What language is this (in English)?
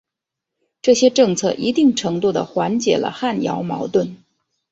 Chinese